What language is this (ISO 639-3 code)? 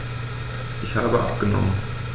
deu